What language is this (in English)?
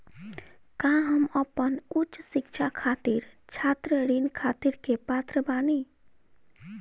Bhojpuri